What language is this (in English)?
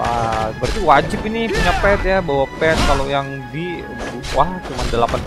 Indonesian